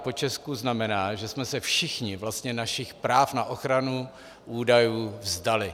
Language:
Czech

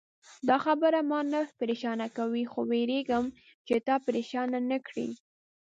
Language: Pashto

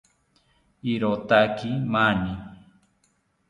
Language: South Ucayali Ashéninka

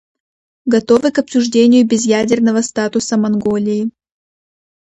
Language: Russian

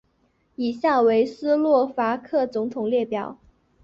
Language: Chinese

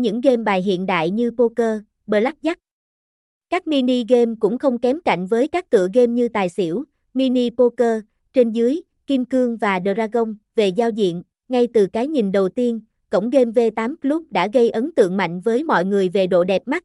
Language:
Vietnamese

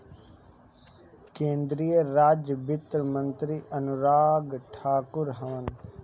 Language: Bhojpuri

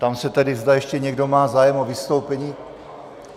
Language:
Czech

